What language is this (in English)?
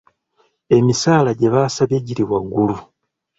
Ganda